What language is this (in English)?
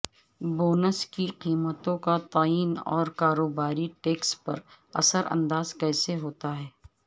Urdu